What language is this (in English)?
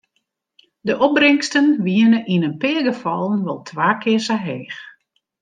Western Frisian